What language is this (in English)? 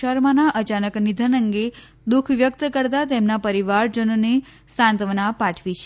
Gujarati